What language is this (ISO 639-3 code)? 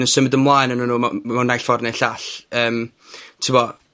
cym